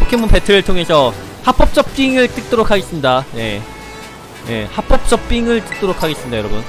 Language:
Korean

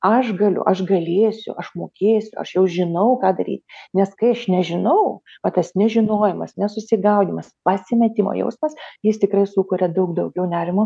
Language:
Lithuanian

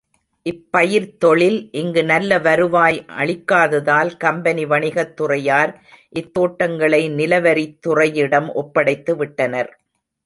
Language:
Tamil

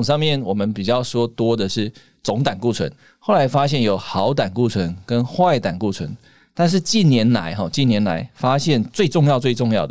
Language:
Chinese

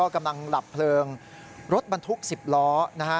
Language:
Thai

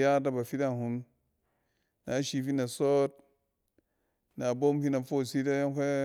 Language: Cen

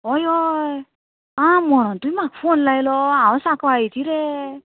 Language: Konkani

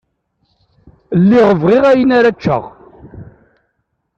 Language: Kabyle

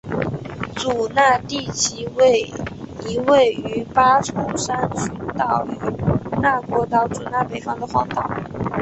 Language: Chinese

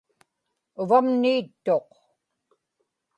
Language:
Inupiaq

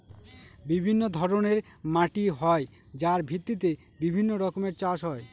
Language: Bangla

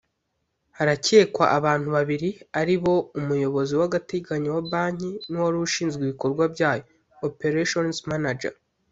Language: Kinyarwanda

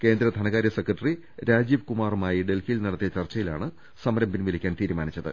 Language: Malayalam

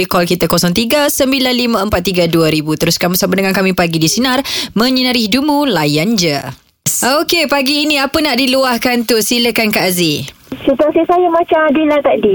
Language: Malay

